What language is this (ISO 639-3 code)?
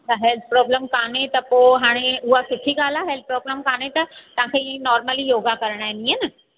snd